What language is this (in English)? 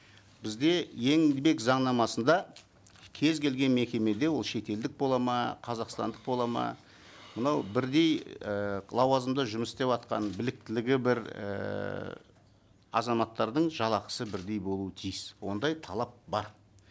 Kazakh